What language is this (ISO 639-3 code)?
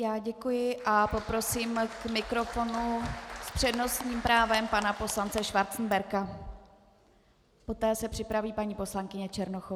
ces